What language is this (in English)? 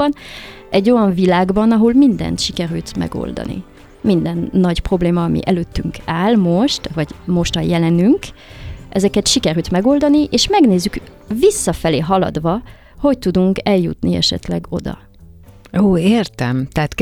Hungarian